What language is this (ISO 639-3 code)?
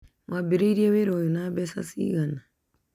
kik